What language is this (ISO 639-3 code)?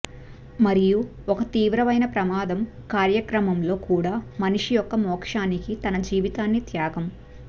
tel